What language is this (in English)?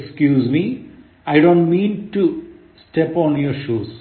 Malayalam